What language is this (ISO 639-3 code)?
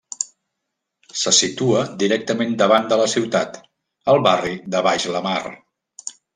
cat